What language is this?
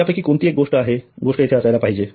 Marathi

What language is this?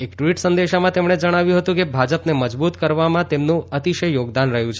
Gujarati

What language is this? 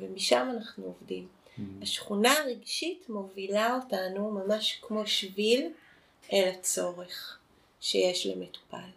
Hebrew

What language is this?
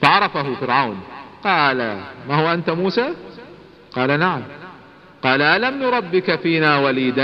Arabic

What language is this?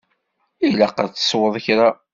Kabyle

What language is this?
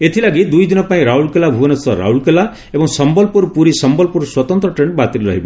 Odia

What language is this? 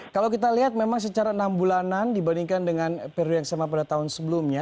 Indonesian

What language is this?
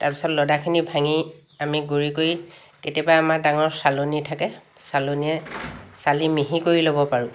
Assamese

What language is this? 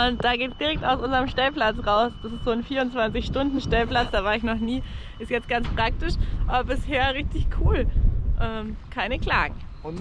German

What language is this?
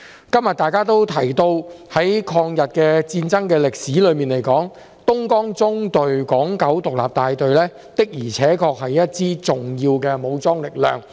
Cantonese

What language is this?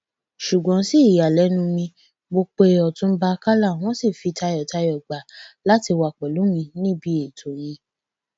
Yoruba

